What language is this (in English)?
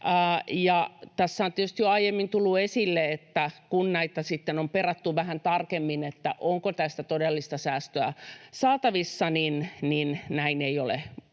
Finnish